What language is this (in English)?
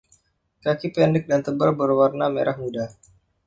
Indonesian